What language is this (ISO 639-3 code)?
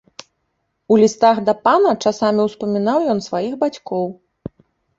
bel